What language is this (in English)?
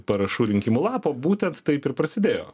Lithuanian